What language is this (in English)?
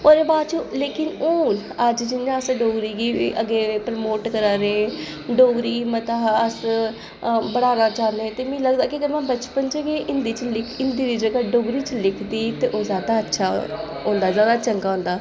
Dogri